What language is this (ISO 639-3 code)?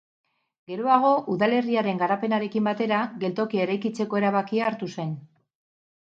eus